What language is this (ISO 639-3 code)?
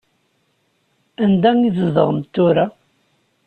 kab